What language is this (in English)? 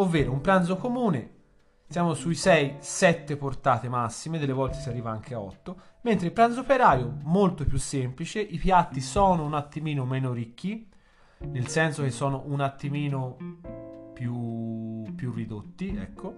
Italian